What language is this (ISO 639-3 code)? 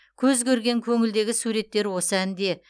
kaz